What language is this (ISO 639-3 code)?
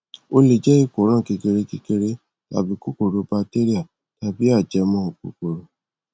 yor